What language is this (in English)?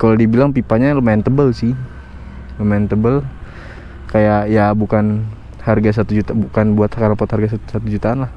Indonesian